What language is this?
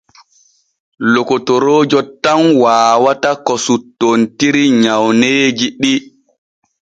Borgu Fulfulde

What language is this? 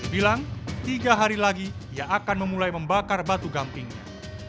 Indonesian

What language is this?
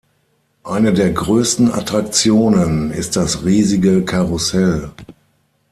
German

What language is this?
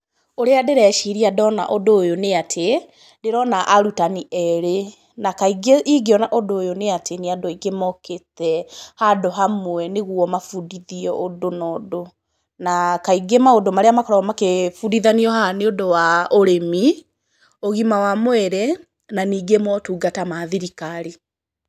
Kikuyu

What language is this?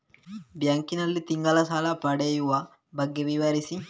Kannada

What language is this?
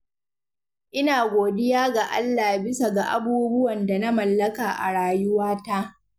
Hausa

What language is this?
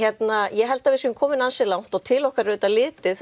Icelandic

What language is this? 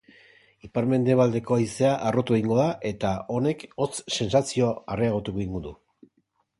Basque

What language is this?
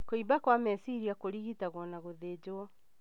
Kikuyu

